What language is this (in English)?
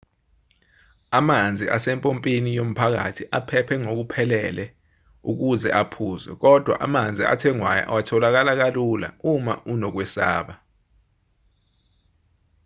Zulu